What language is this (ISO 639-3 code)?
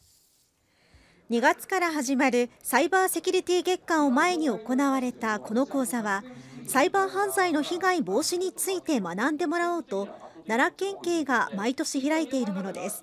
jpn